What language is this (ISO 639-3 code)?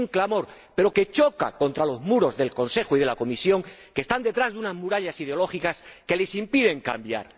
spa